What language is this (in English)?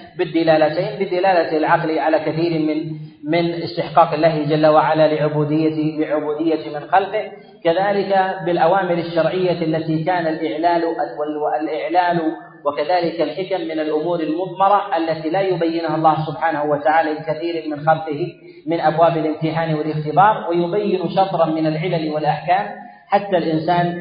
Arabic